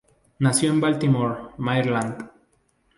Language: Spanish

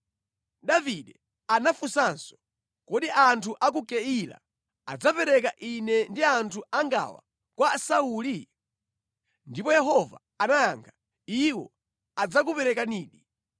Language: Nyanja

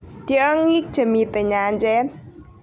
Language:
Kalenjin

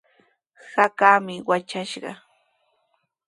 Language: Sihuas Ancash Quechua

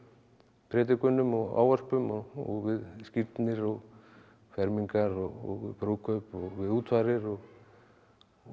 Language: Icelandic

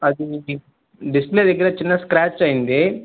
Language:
Telugu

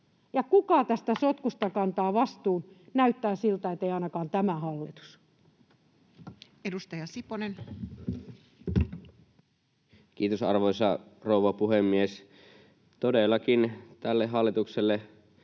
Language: Finnish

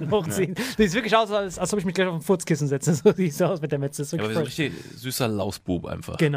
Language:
German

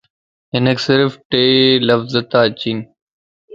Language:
Lasi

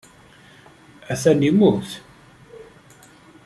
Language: Kabyle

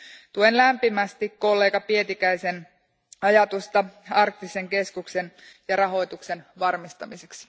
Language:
Finnish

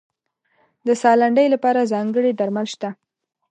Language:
Pashto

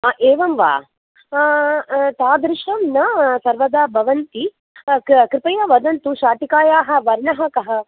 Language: Sanskrit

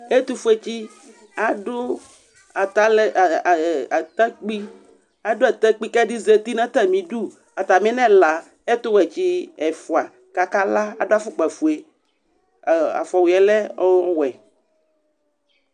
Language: Ikposo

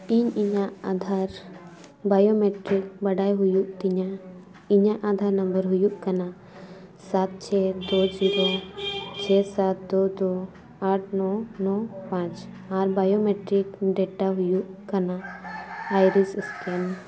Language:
Santali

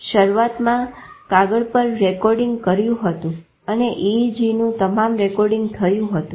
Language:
Gujarati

